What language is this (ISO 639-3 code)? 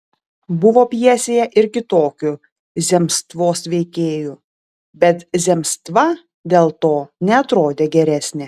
lit